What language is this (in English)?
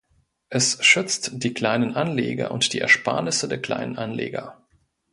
German